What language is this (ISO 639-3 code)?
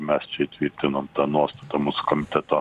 lit